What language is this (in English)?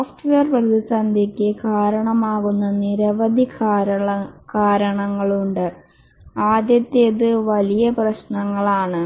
Malayalam